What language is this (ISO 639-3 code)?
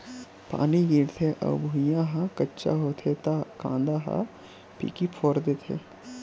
hne